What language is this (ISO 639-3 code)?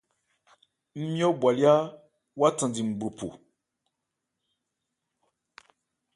ebr